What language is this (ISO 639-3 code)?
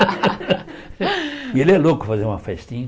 por